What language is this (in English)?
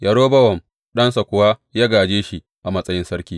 Hausa